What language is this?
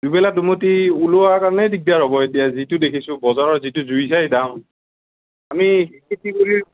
Assamese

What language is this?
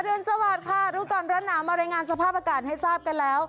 Thai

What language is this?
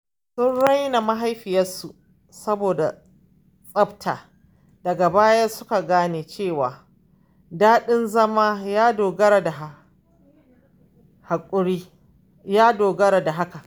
Hausa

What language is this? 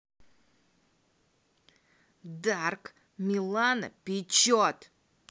Russian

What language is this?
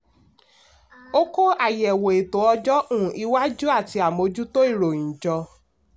Yoruba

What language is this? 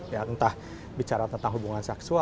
Indonesian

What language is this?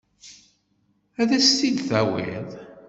Kabyle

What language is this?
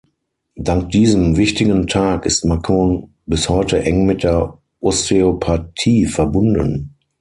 German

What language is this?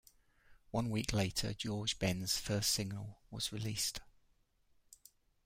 English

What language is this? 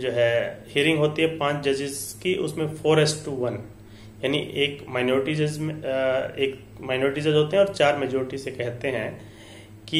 Hindi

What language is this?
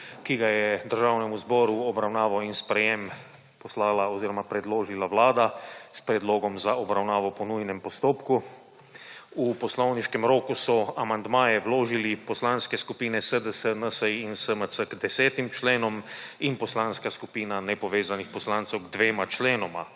Slovenian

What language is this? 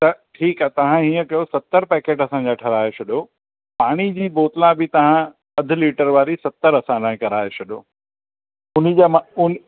Sindhi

